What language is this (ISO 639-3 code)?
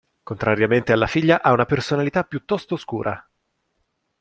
ita